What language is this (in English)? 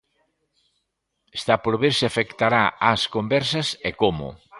Galician